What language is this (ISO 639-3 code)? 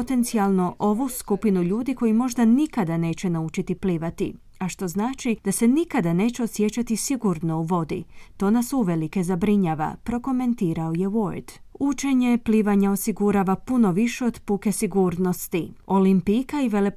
hrv